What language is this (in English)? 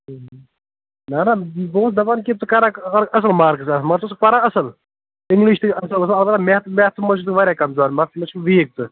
Kashmiri